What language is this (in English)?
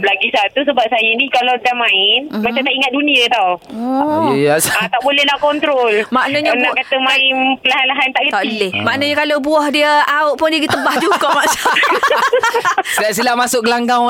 Malay